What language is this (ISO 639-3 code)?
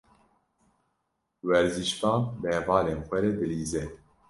kur